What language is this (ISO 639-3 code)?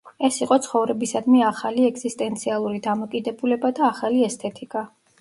kat